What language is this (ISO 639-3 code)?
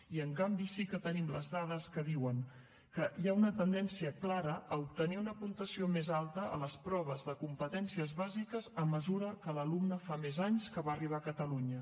cat